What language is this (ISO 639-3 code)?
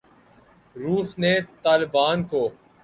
urd